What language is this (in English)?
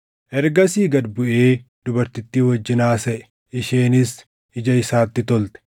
Oromo